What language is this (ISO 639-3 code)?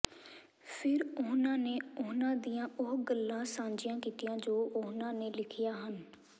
pan